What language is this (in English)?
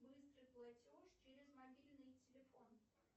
Russian